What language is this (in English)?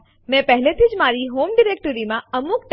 Gujarati